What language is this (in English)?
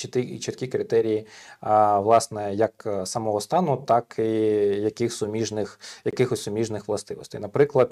Ukrainian